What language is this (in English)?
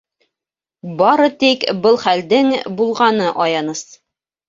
Bashkir